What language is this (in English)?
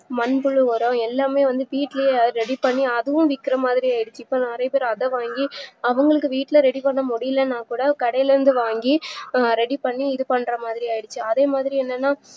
Tamil